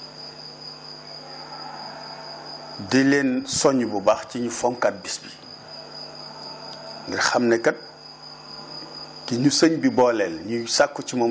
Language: Arabic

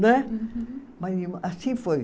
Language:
Portuguese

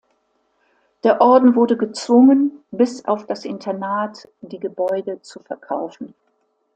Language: German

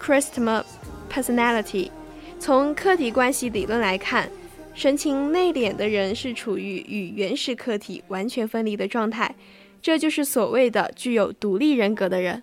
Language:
Chinese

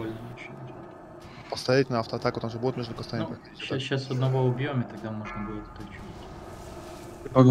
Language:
Russian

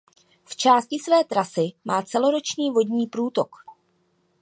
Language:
Czech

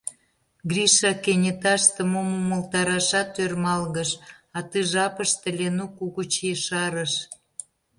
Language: Mari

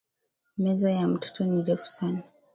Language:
Swahili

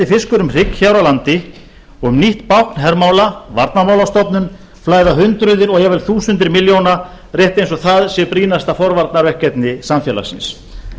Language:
Icelandic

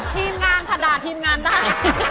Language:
Thai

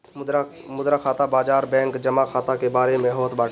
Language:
Bhojpuri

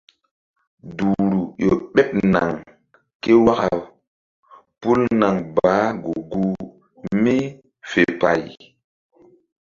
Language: Mbum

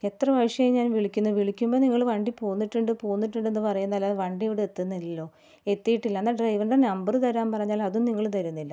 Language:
Malayalam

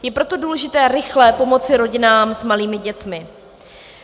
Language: Czech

